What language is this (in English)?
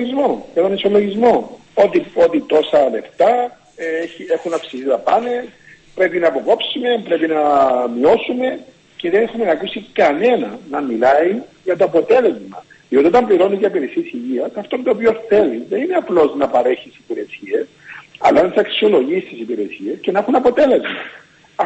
Greek